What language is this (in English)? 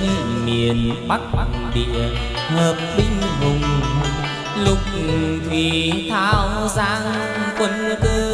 Vietnamese